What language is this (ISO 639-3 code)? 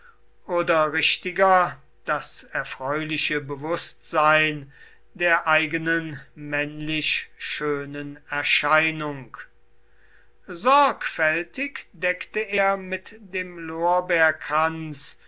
deu